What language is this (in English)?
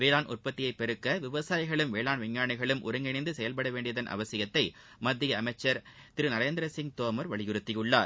Tamil